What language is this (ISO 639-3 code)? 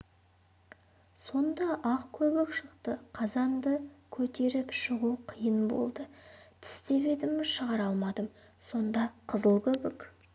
kaz